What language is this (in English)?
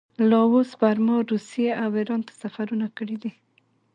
Pashto